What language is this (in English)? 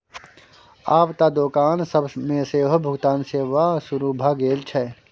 Maithili